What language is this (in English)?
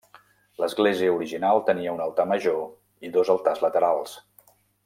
Catalan